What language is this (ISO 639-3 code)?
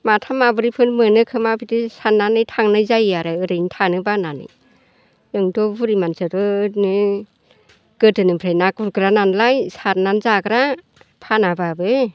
brx